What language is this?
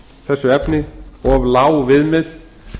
Icelandic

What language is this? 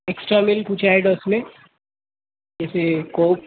Urdu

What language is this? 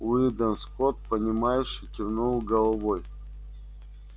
Russian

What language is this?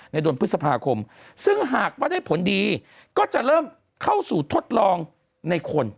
Thai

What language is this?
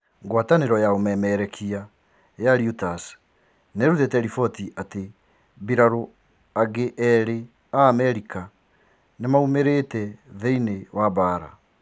Kikuyu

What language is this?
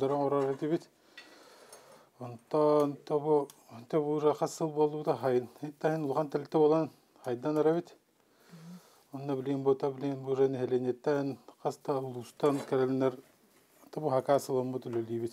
Turkish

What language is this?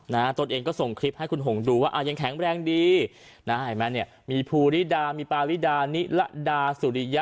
Thai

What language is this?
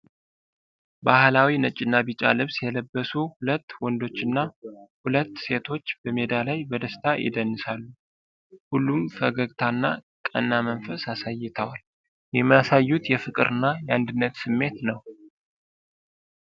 Amharic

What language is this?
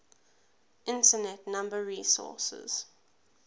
English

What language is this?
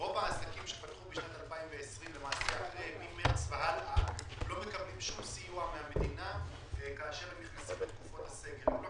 Hebrew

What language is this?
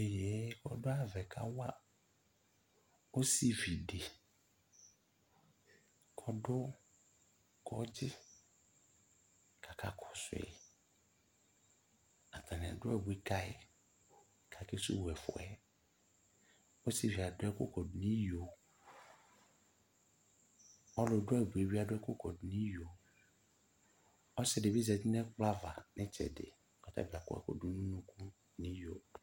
Ikposo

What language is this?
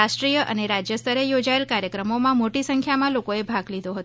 Gujarati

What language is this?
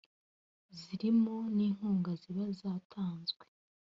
Kinyarwanda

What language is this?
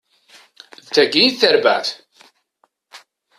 Kabyle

